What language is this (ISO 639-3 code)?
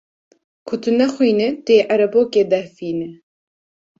kur